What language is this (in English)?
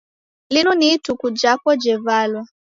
Taita